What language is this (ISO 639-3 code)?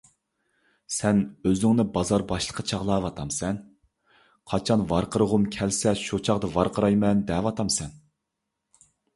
uig